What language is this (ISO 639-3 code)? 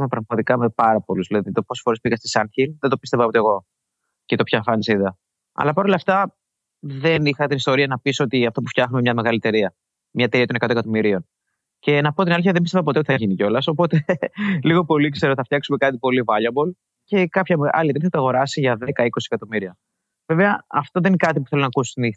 ell